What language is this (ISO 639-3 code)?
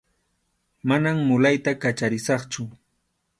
qxu